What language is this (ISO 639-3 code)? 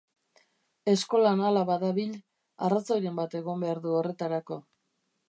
eus